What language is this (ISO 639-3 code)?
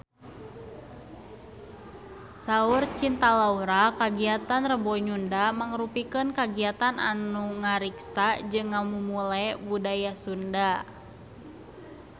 sun